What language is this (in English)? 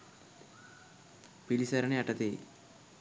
Sinhala